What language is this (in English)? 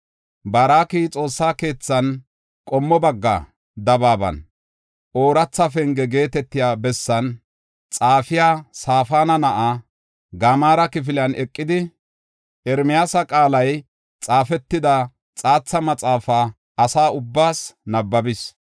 Gofa